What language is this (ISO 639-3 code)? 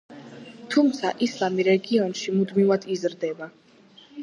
kat